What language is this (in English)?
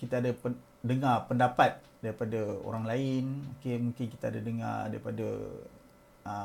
Malay